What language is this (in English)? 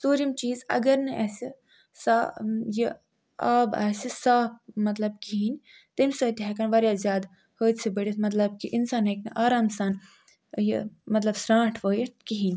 Kashmiri